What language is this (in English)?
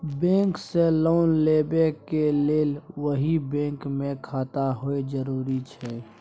Maithili